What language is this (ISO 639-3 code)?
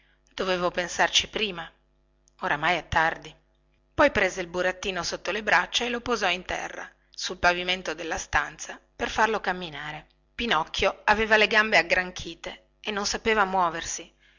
ita